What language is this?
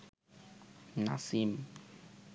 Bangla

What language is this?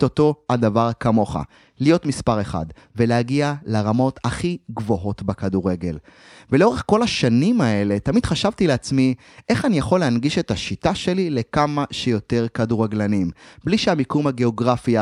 Hebrew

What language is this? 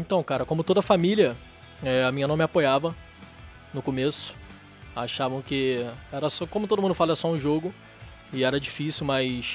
Portuguese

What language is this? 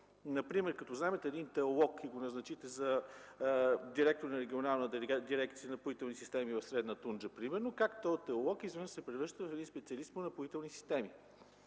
Bulgarian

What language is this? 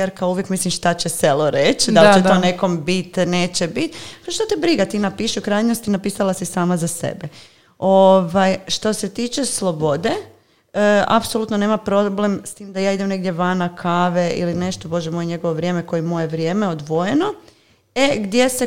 Croatian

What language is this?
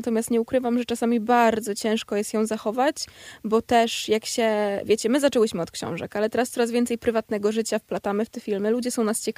Polish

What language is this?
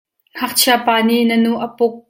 Hakha Chin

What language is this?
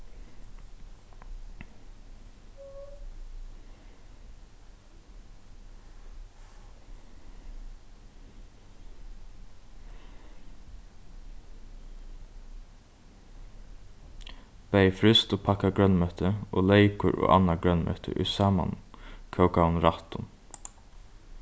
Faroese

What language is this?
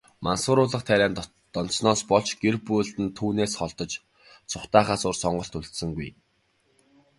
Mongolian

